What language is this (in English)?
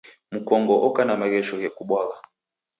Taita